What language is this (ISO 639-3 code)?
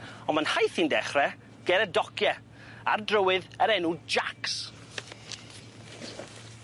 cym